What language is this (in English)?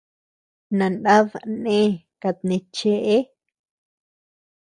Tepeuxila Cuicatec